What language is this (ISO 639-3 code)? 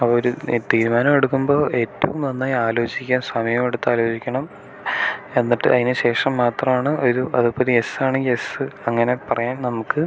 mal